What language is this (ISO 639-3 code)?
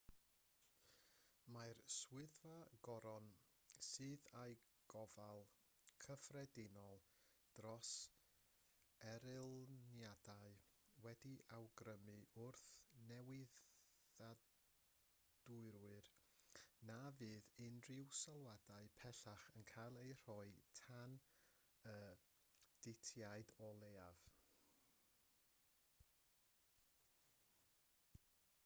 cym